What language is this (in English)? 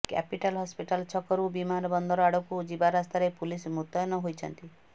Odia